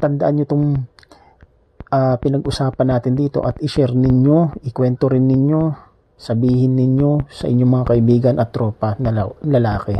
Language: Filipino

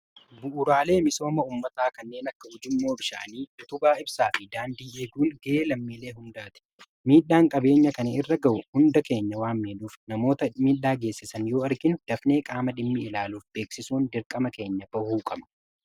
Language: Oromo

